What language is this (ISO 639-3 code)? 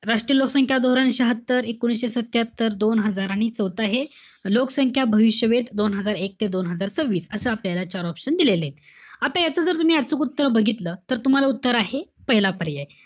mar